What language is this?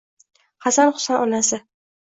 Uzbek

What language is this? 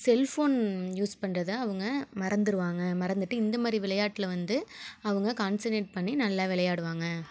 Tamil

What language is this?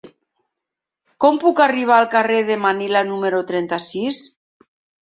Catalan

